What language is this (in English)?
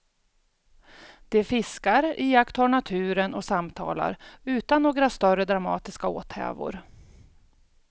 Swedish